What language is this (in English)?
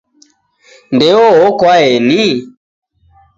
Taita